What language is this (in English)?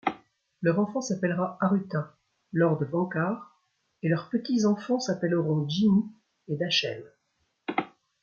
French